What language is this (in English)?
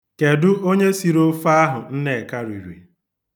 Igbo